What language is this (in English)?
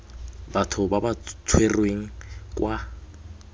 Tswana